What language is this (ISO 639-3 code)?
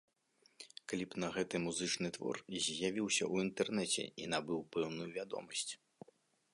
bel